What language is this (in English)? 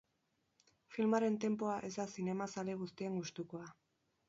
Basque